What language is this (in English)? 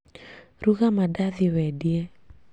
Kikuyu